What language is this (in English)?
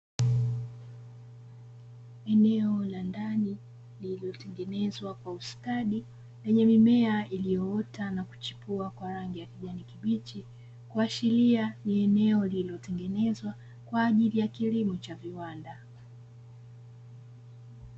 Swahili